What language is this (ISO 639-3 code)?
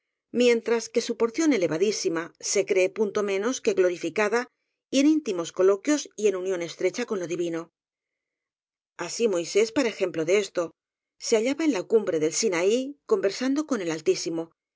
spa